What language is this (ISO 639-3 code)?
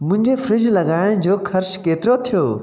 snd